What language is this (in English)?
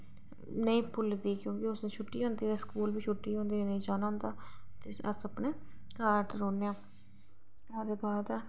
Dogri